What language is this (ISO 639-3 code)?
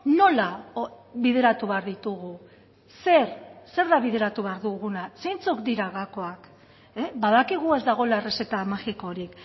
eus